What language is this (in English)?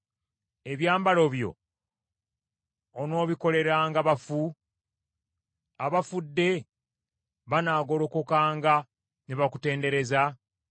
Ganda